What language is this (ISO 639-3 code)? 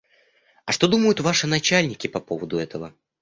rus